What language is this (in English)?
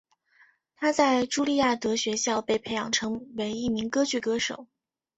Chinese